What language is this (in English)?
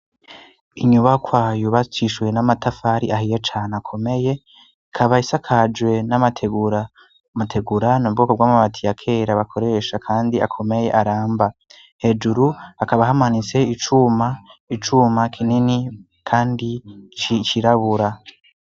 Rundi